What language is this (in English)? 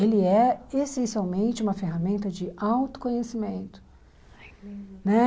Portuguese